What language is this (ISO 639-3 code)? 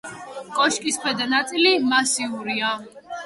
kat